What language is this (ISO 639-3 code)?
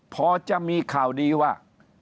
tha